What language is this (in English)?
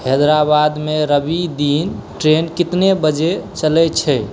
Maithili